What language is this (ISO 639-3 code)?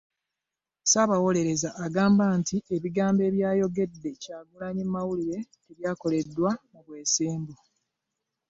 lug